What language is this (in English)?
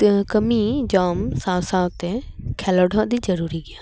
Santali